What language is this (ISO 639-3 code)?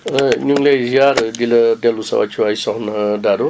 wol